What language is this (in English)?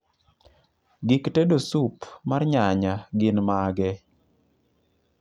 Luo (Kenya and Tanzania)